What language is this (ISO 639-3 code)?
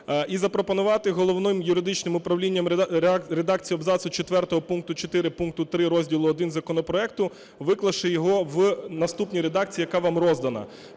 ukr